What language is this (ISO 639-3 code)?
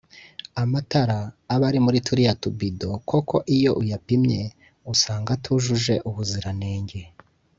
kin